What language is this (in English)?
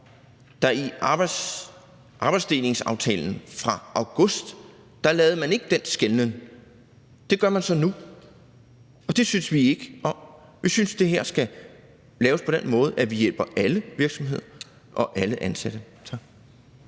Danish